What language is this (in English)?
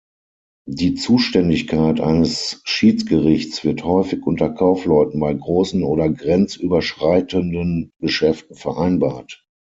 German